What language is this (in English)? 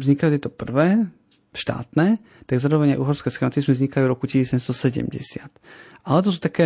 Slovak